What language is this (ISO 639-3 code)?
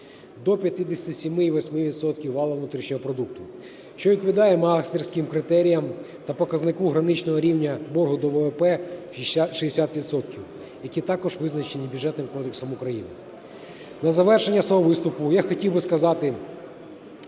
ukr